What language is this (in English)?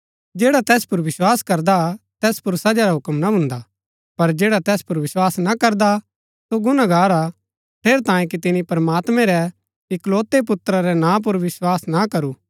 Gaddi